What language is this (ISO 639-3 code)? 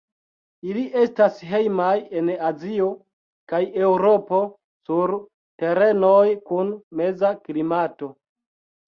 epo